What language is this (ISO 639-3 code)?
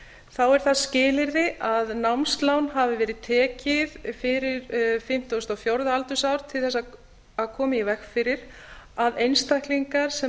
isl